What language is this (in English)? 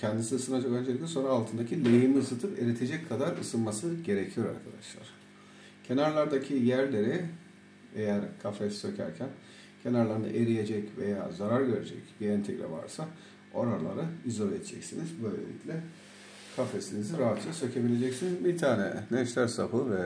Turkish